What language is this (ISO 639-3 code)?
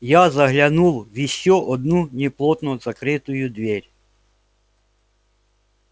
rus